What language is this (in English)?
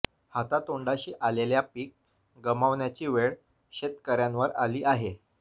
Marathi